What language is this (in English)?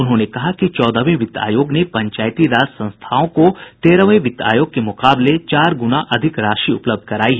Hindi